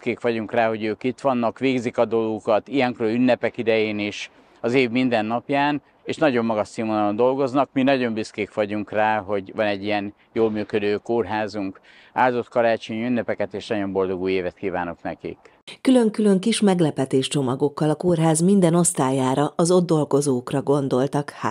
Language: Hungarian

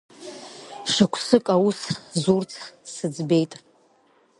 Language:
Abkhazian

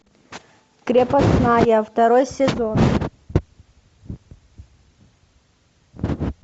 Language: Russian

